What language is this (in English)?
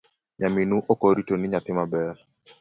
Luo (Kenya and Tanzania)